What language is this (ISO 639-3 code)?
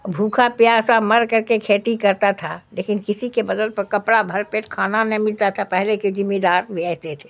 urd